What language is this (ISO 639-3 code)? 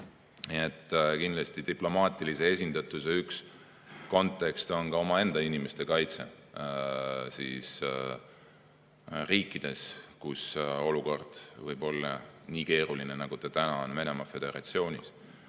est